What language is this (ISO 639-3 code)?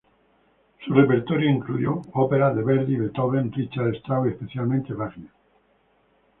spa